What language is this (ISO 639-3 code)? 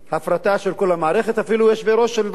heb